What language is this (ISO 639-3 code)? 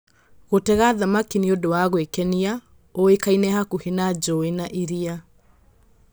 kik